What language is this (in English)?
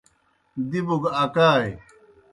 Kohistani Shina